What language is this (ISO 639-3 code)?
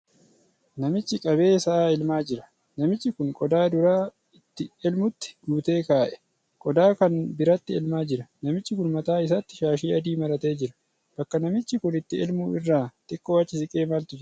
orm